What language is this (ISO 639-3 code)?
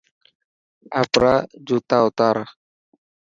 mki